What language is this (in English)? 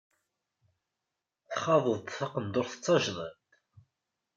Kabyle